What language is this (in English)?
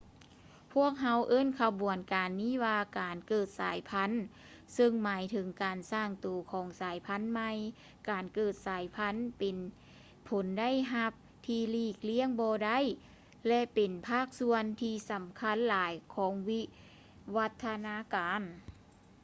Lao